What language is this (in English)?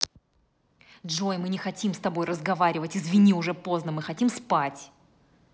Russian